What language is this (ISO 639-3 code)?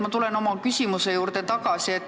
est